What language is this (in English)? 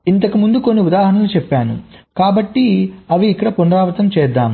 Telugu